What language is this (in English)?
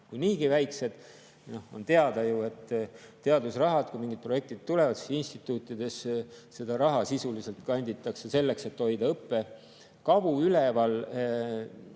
Estonian